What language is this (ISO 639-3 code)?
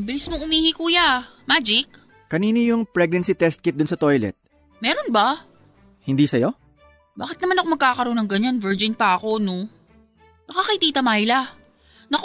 fil